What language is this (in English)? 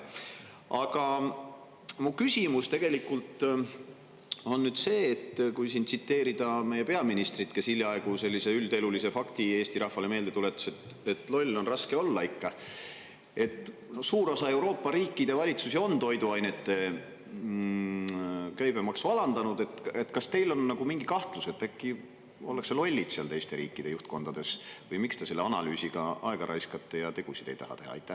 Estonian